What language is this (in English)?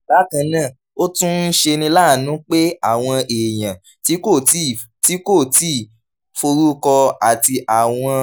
Yoruba